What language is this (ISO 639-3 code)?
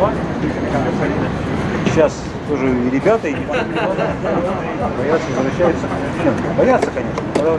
rus